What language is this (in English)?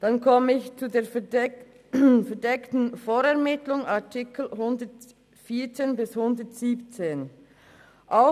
Swiss German